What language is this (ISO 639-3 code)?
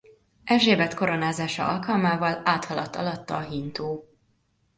hun